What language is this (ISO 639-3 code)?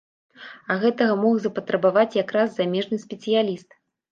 bel